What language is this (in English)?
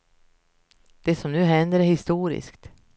Swedish